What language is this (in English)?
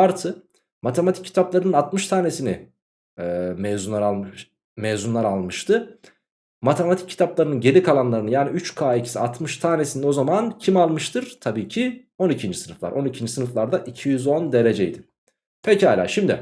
Turkish